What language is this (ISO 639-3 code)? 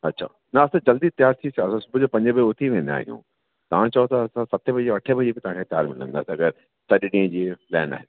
snd